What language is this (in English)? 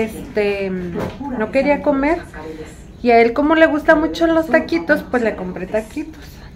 Spanish